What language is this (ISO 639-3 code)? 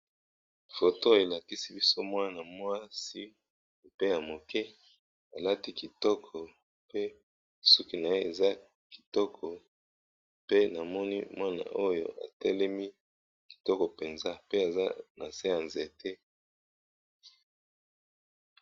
lin